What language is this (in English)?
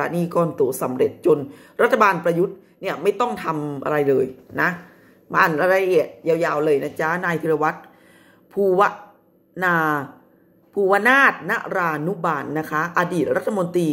Thai